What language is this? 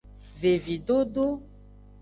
Aja (Benin)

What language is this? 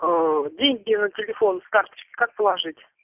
Russian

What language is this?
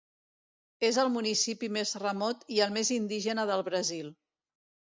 Catalan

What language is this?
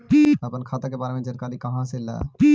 Magahi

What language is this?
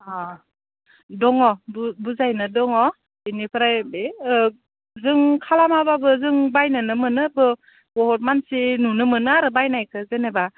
Bodo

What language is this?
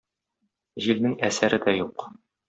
Tatar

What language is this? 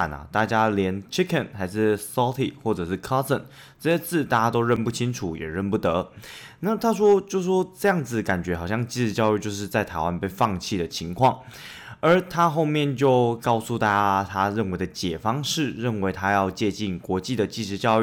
Chinese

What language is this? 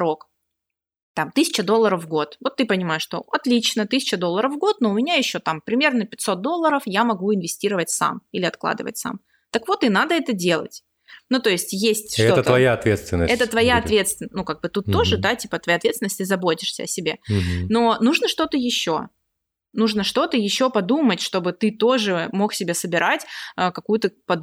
Russian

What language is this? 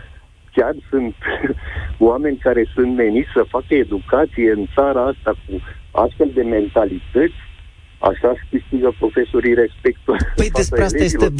Romanian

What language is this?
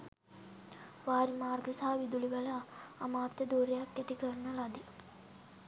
Sinhala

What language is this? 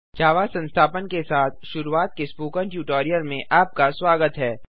Hindi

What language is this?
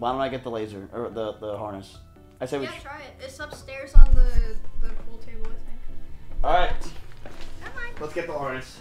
English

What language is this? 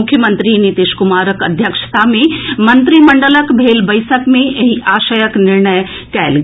Maithili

